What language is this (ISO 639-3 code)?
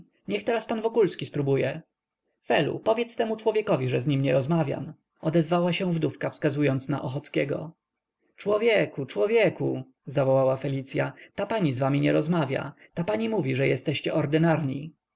pol